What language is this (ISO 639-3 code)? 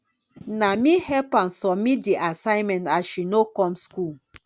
pcm